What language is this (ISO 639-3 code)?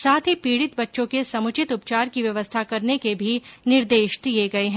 hin